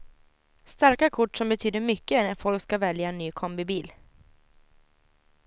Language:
Swedish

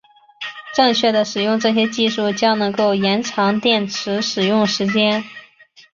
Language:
Chinese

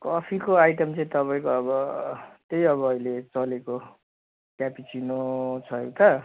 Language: Nepali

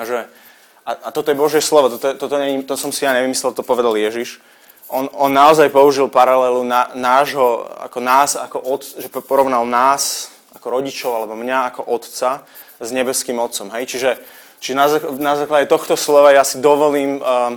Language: Slovak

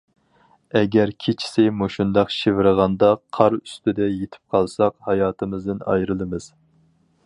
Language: Uyghur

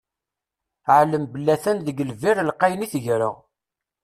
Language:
Kabyle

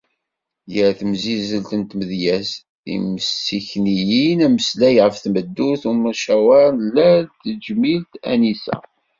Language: Kabyle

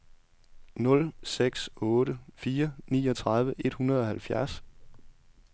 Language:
Danish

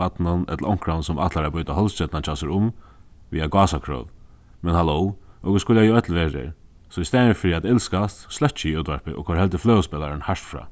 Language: Faroese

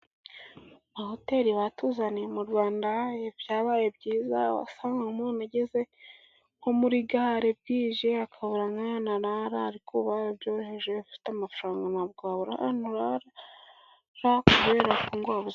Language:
Kinyarwanda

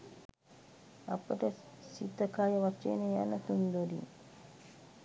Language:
Sinhala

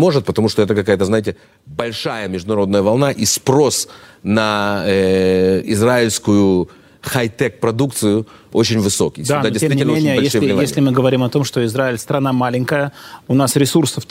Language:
Russian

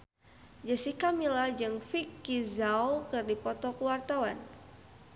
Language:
Sundanese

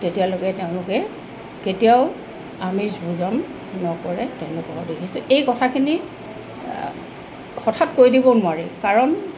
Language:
Assamese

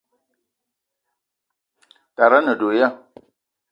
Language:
Eton (Cameroon)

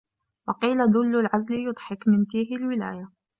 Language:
Arabic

